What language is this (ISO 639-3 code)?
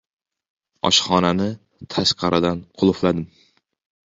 uzb